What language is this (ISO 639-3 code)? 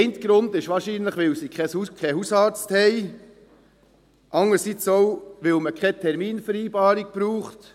gsw